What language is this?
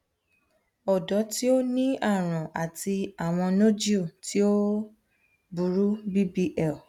Yoruba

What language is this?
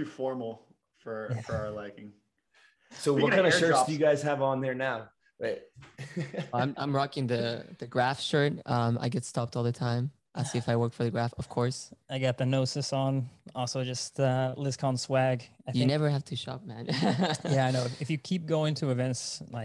English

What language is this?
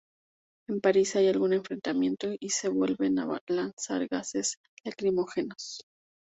Spanish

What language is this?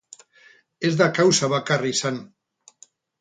Basque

